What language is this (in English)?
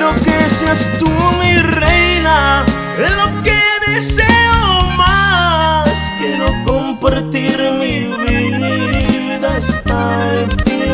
Spanish